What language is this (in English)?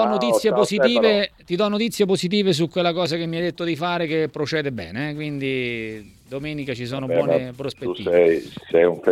Italian